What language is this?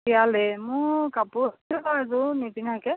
Assamese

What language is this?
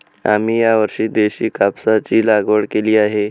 Marathi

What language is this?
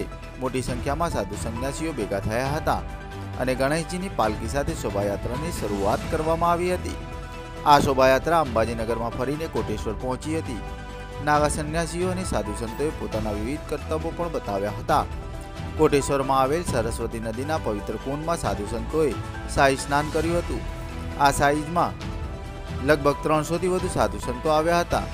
Gujarati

